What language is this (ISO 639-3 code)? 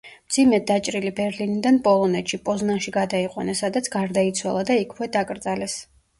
kat